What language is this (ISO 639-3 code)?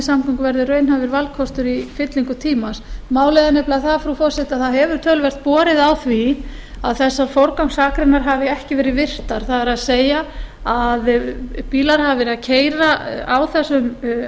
isl